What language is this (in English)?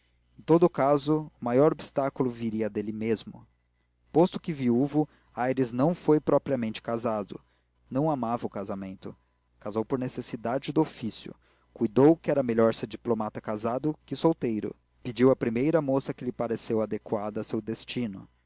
Portuguese